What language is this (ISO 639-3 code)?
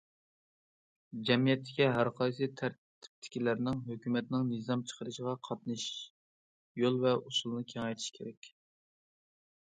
uig